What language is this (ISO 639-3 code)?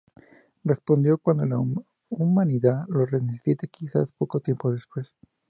spa